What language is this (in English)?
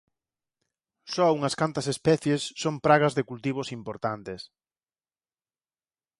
Galician